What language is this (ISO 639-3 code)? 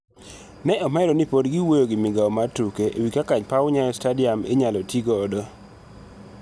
luo